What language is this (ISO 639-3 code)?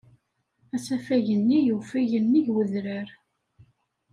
kab